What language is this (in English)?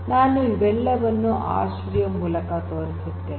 Kannada